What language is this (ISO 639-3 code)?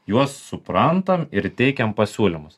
lit